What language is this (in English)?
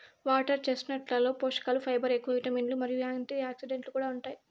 Telugu